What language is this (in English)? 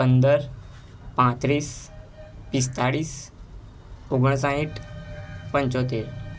Gujarati